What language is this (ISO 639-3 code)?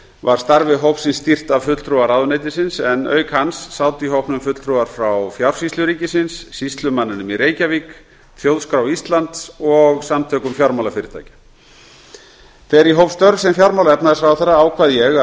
isl